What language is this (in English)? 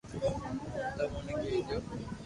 Loarki